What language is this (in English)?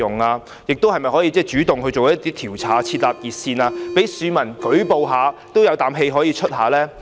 Cantonese